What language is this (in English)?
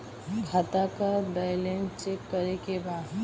Bhojpuri